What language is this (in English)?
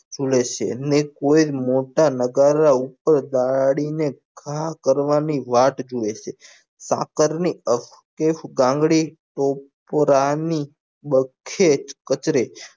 Gujarati